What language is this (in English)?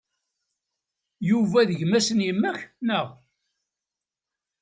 Kabyle